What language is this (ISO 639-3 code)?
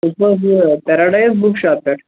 kas